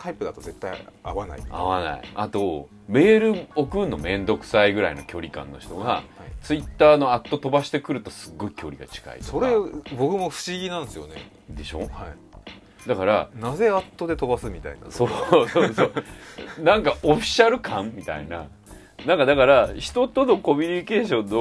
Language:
Japanese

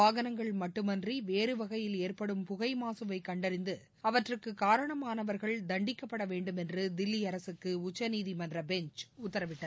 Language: Tamil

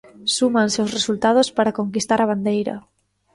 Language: Galician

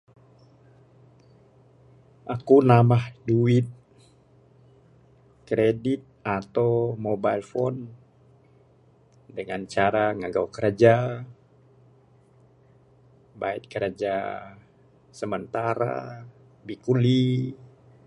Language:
Bukar-Sadung Bidayuh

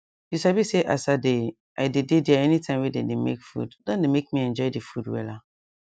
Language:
Nigerian Pidgin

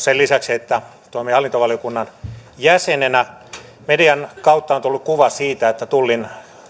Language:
Finnish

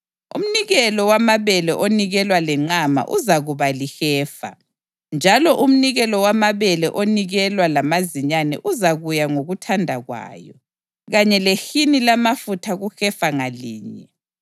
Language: North Ndebele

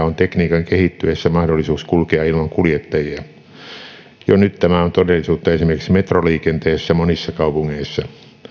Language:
Finnish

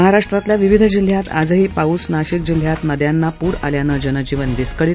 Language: Marathi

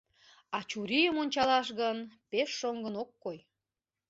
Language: Mari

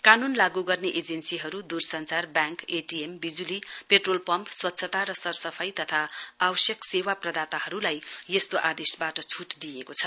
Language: Nepali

